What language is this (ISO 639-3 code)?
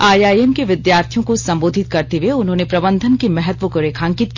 hin